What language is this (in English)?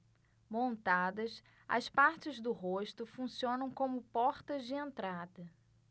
Portuguese